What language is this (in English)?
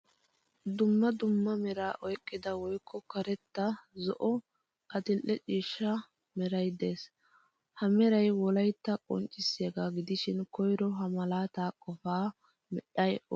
Wolaytta